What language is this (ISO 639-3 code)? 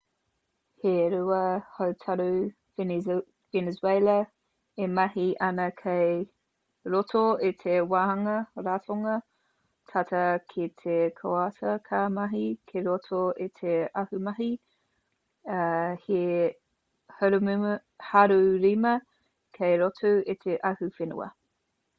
mri